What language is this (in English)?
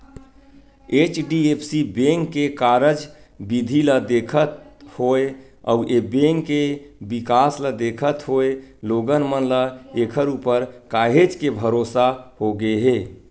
Chhattisgarhi